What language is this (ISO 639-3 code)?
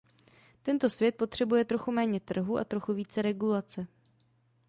ces